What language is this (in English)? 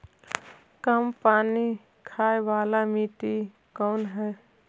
Magahi